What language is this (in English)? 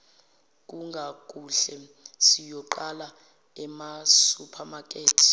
Zulu